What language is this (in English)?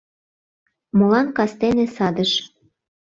Mari